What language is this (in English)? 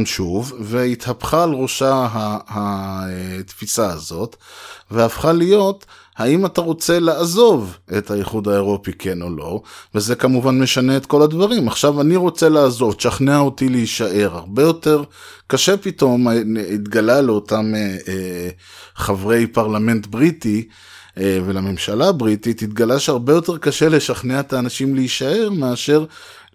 Hebrew